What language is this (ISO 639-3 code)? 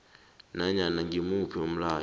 nbl